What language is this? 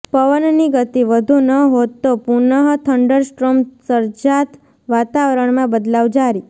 Gujarati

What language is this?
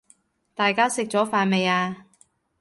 Cantonese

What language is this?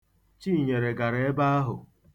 Igbo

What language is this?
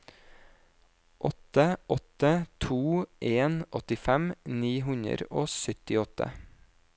Norwegian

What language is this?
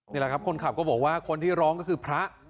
Thai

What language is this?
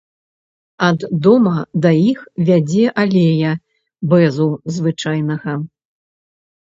Belarusian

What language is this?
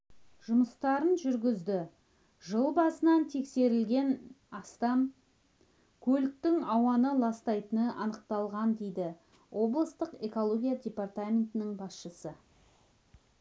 Kazakh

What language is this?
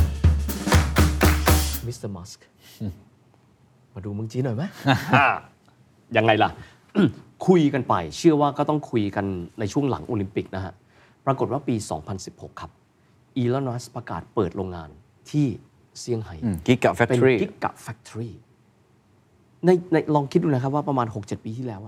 Thai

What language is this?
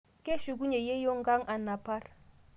Masai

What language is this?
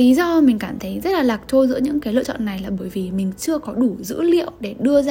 Vietnamese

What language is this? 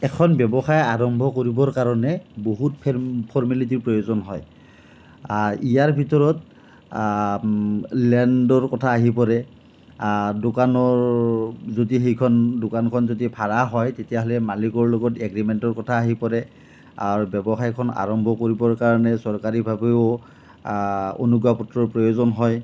Assamese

